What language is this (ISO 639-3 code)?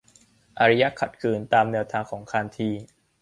tha